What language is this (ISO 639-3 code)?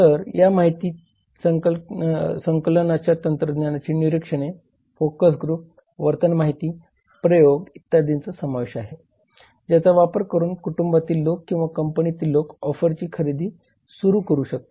mar